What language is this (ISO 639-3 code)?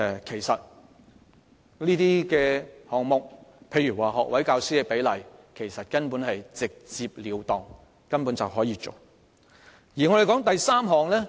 yue